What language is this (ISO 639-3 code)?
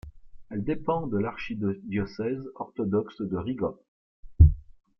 fra